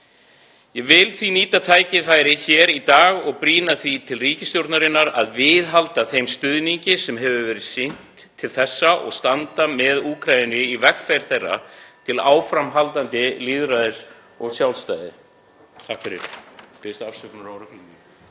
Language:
Icelandic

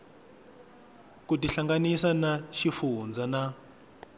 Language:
Tsonga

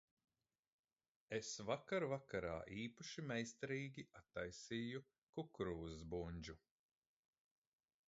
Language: Latvian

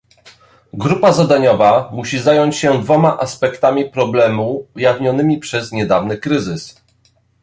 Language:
Polish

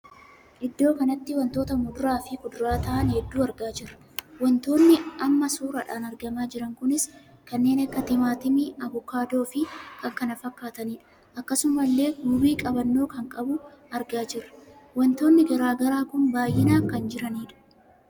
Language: Oromo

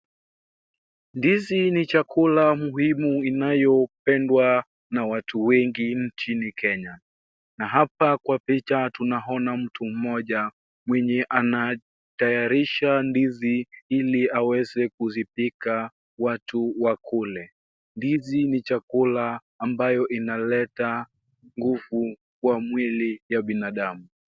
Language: Swahili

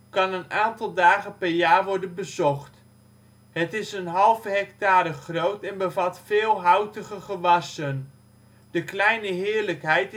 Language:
Dutch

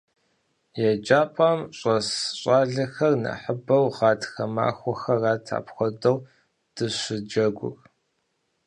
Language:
Kabardian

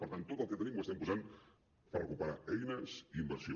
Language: Catalan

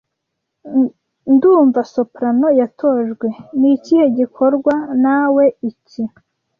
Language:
Kinyarwanda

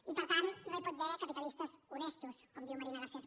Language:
Catalan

